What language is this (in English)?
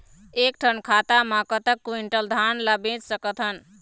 Chhattisgarhi